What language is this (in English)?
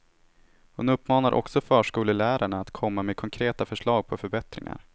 Swedish